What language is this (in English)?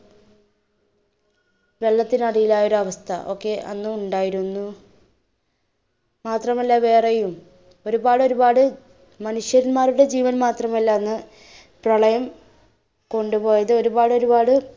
Malayalam